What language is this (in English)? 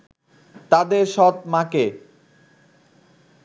Bangla